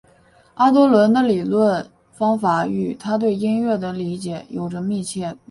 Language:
Chinese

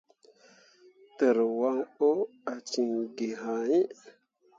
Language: Mundang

